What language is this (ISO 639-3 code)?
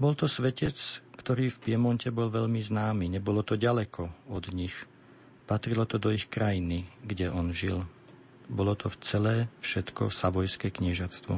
slk